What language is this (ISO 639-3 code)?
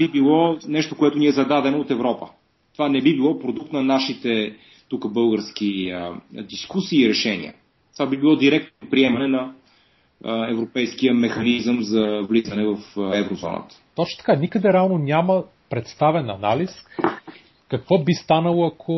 bul